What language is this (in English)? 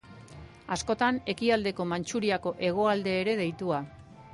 Basque